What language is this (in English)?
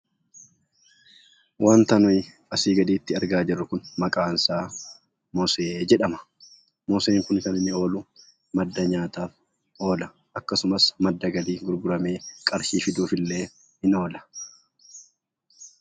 Oromo